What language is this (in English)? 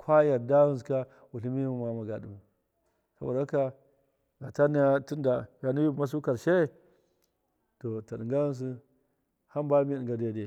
Miya